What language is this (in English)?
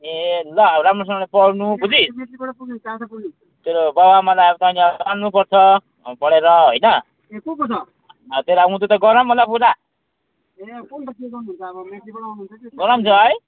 Nepali